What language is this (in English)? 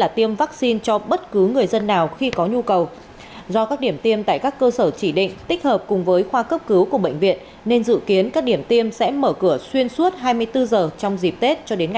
Vietnamese